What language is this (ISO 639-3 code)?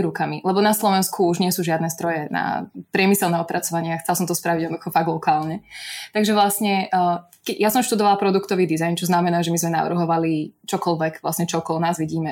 slk